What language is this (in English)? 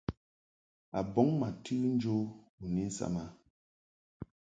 Mungaka